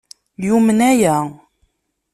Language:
Kabyle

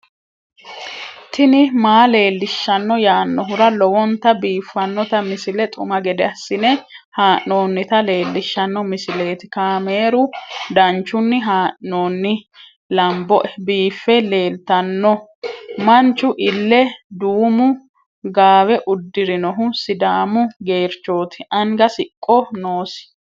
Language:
Sidamo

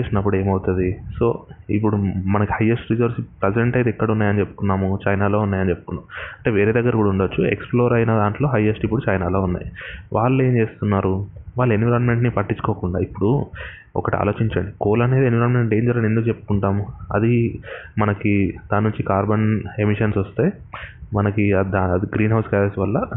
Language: Telugu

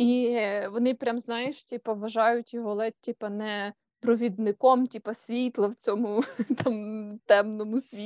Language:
Ukrainian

